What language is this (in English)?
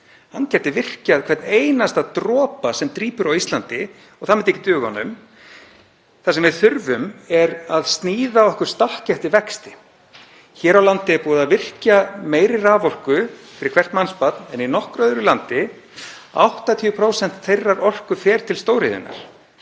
Icelandic